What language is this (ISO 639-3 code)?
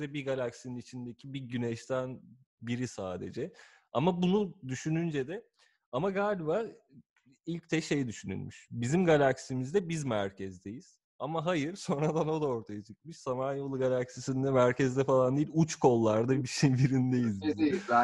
tur